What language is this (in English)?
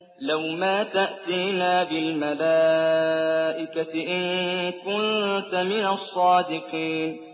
Arabic